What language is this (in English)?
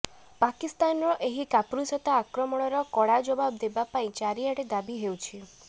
Odia